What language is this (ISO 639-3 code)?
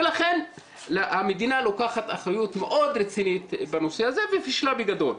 heb